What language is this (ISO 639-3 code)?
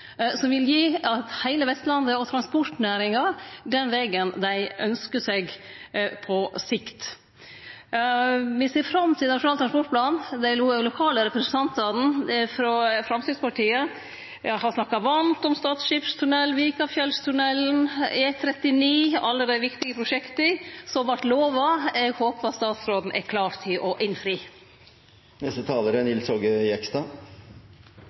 nor